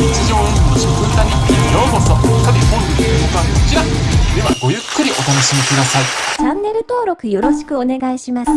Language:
Japanese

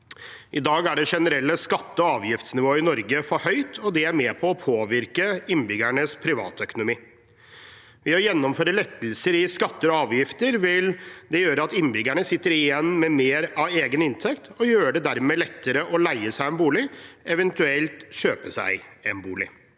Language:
Norwegian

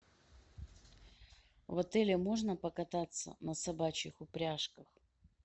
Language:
Russian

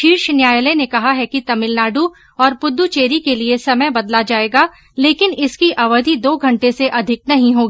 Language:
Hindi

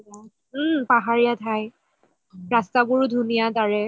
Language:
Assamese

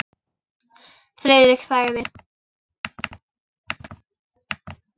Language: Icelandic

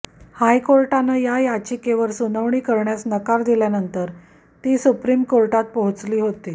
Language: Marathi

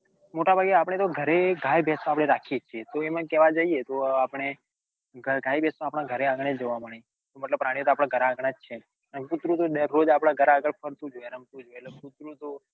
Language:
Gujarati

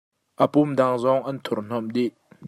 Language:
Hakha Chin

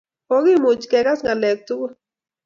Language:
Kalenjin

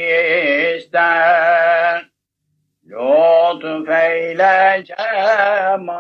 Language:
Turkish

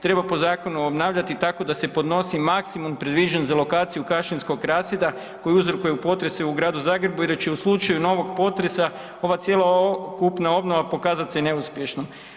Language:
Croatian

